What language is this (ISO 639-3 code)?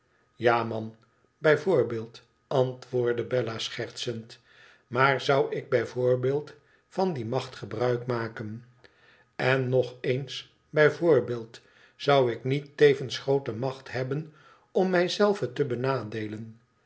nld